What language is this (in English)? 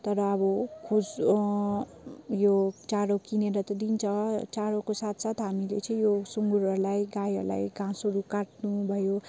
Nepali